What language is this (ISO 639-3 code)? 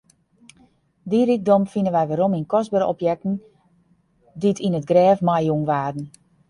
fry